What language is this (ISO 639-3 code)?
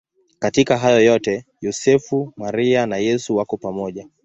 swa